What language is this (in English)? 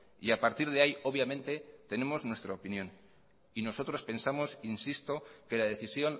Spanish